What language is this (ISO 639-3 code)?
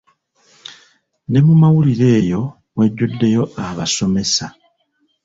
lug